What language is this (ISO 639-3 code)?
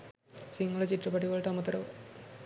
sin